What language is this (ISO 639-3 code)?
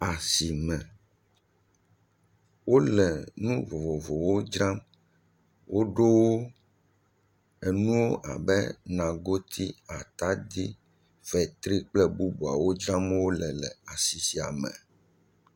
ewe